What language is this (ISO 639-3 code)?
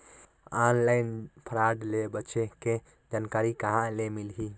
hne